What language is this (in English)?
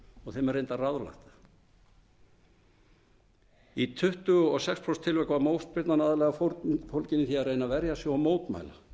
Icelandic